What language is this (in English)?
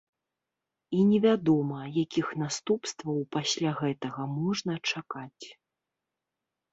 Belarusian